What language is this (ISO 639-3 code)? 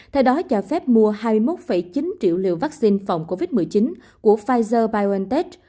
vie